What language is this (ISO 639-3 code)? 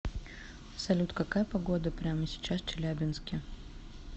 rus